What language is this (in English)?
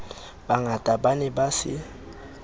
Southern Sotho